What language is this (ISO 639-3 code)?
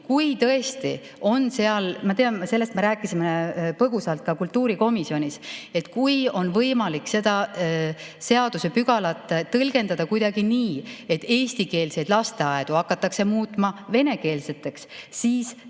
est